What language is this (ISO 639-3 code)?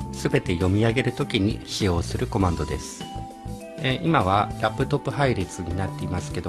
jpn